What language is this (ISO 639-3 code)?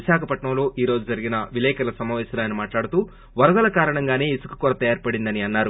tel